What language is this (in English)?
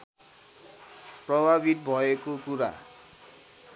Nepali